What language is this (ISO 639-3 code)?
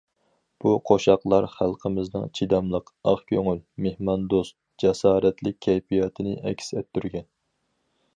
uig